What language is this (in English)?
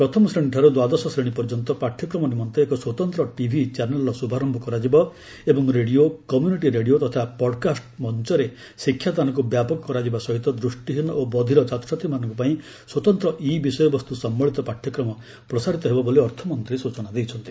Odia